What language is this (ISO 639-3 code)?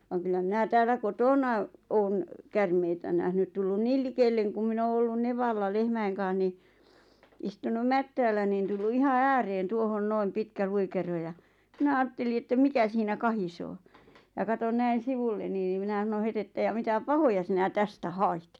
fin